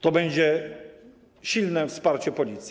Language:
Polish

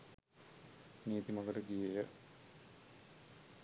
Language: Sinhala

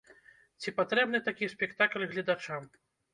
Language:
Belarusian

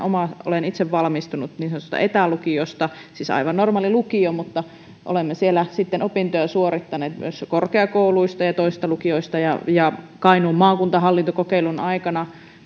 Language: Finnish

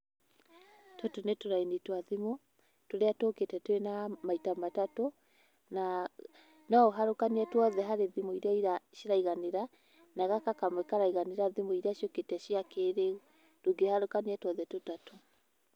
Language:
Kikuyu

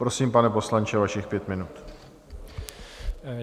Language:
Czech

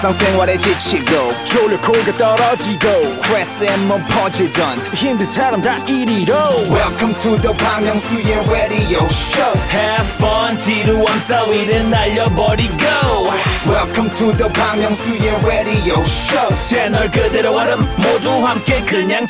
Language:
Korean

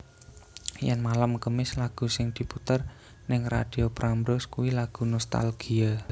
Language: Javanese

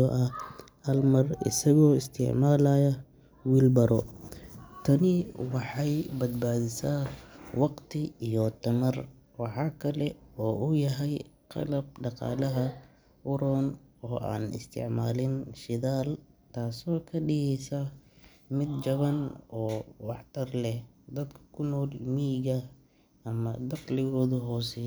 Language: Somali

